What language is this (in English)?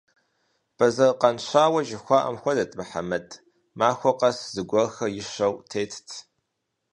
Kabardian